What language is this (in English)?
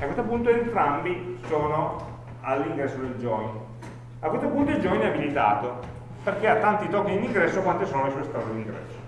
Italian